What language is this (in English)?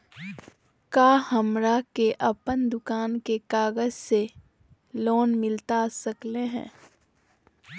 Magahi